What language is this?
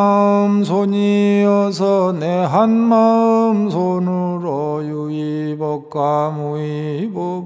Korean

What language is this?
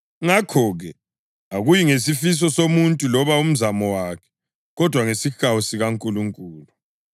North Ndebele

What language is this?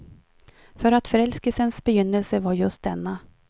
Swedish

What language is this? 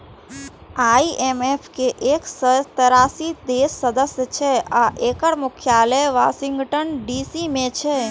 Maithili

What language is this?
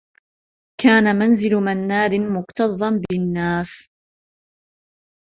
Arabic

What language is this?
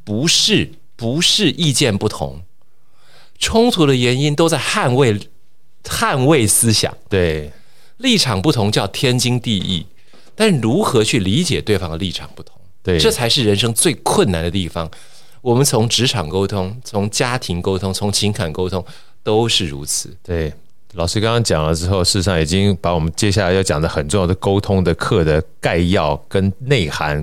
Chinese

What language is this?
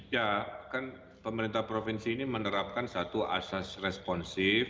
Indonesian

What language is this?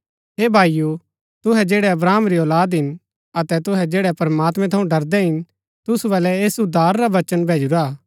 Gaddi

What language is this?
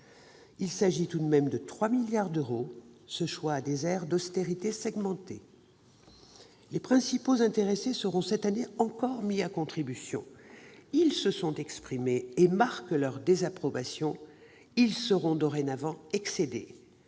French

